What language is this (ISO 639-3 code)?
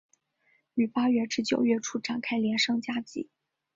zho